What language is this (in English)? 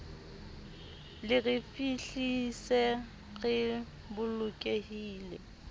Southern Sotho